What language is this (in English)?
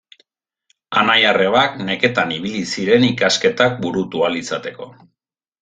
Basque